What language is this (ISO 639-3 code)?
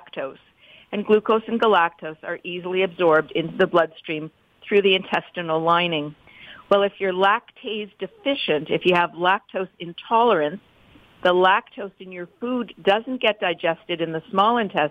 eng